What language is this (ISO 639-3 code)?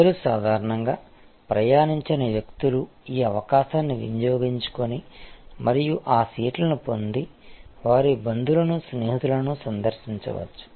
tel